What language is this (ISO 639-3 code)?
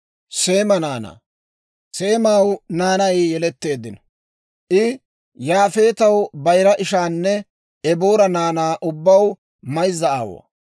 dwr